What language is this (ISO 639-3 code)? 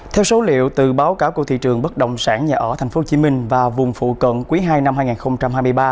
vie